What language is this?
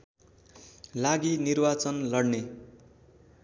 Nepali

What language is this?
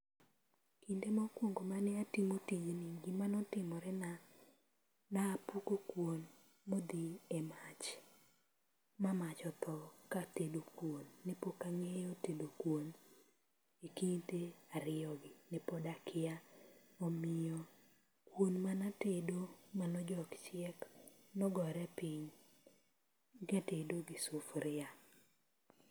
Luo (Kenya and Tanzania)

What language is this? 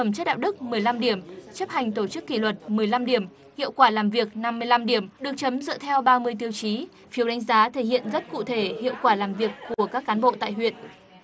Vietnamese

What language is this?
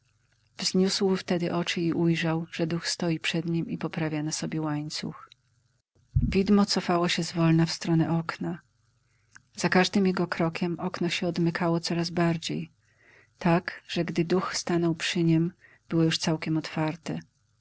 Polish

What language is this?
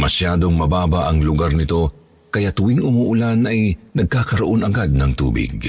Filipino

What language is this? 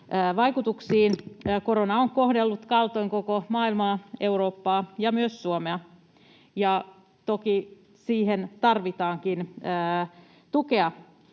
Finnish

